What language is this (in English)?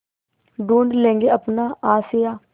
Hindi